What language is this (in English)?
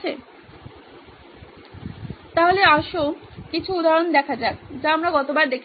Bangla